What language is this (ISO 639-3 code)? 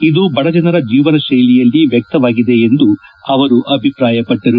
kan